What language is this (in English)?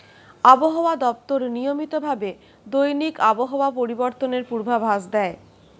Bangla